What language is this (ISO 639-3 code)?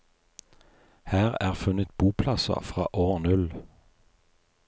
nor